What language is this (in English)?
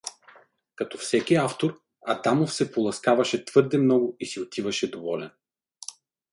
Bulgarian